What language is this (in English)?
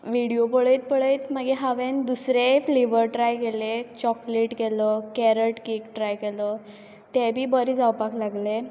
Konkani